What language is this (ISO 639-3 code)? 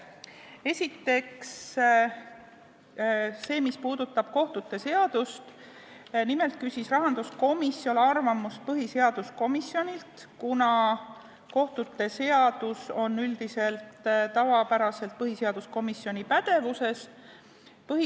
est